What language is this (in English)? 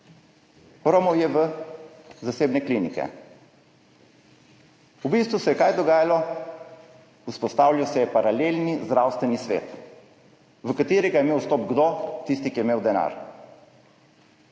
Slovenian